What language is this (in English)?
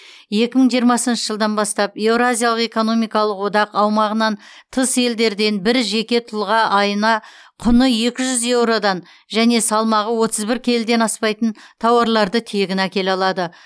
Kazakh